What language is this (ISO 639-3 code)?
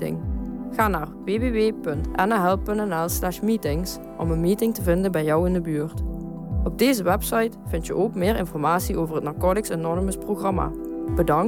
nld